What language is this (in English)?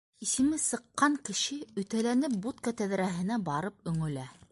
Bashkir